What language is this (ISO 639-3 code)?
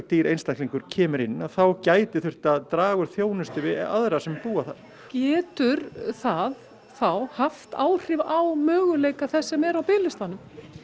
isl